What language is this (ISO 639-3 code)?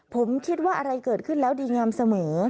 tha